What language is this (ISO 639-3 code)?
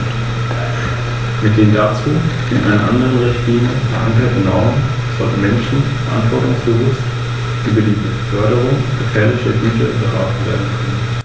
deu